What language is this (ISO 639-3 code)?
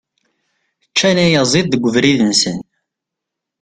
kab